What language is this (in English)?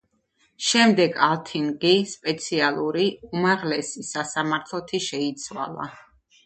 Georgian